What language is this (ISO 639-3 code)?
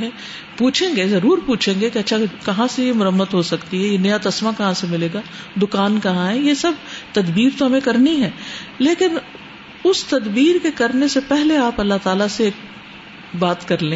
urd